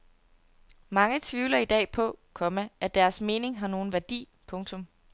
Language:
Danish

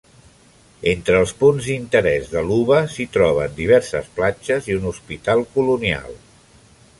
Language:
Catalan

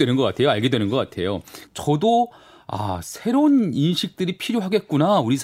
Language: Korean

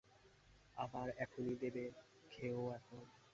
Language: Bangla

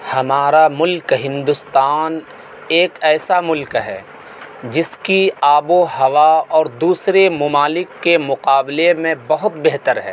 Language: Urdu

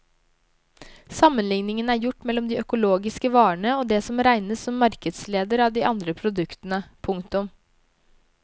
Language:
Norwegian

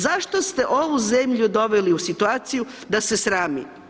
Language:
Croatian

